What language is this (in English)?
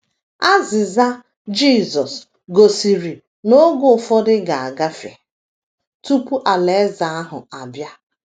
Igbo